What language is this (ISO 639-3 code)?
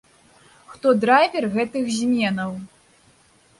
bel